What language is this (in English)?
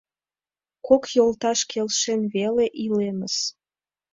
Mari